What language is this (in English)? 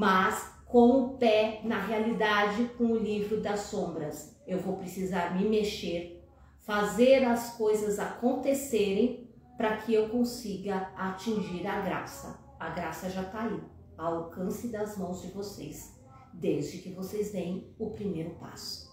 Portuguese